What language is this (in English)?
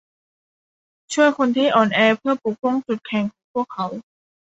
Thai